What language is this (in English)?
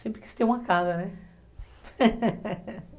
Portuguese